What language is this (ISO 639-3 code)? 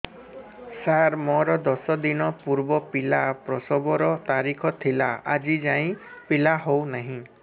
ori